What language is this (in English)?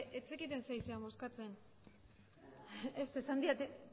Basque